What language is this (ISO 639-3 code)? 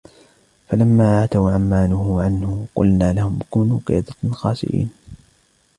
ara